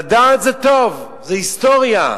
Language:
Hebrew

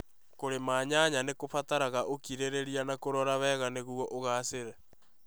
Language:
Kikuyu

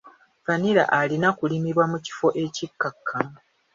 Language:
Ganda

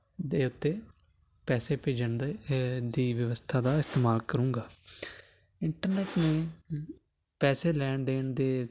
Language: Punjabi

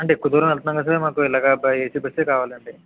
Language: Telugu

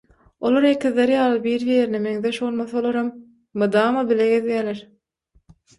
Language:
Turkmen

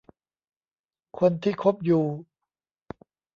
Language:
Thai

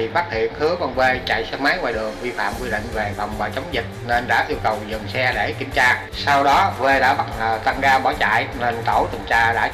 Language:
Vietnamese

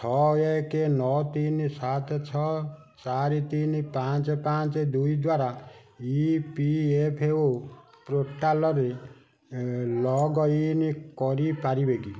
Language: Odia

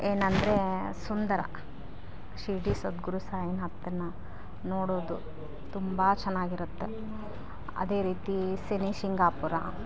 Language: Kannada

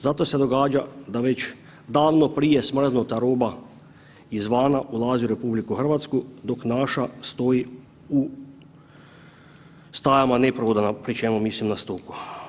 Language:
Croatian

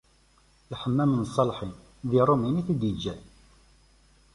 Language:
Kabyle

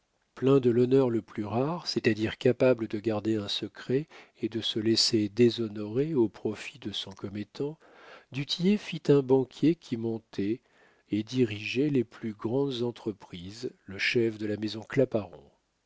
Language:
French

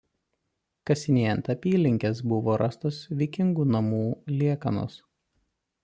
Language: Lithuanian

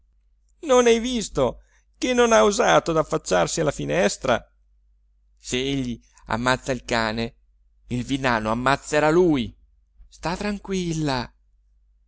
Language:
Italian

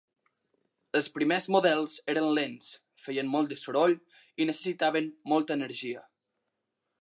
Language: Catalan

